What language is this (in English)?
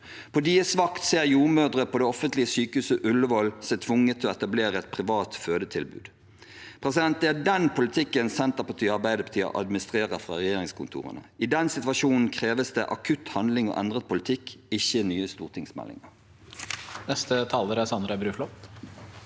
Norwegian